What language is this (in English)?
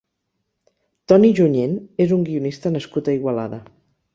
Catalan